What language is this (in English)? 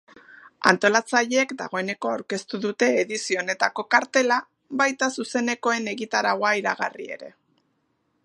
Basque